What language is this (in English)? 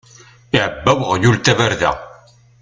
Kabyle